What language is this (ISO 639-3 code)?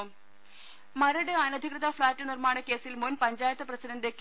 mal